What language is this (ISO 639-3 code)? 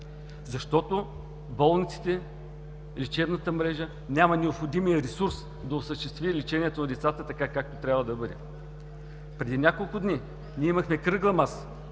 bul